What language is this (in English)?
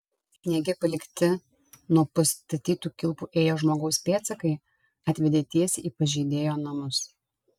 Lithuanian